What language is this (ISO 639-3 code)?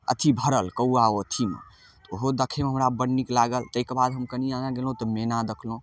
mai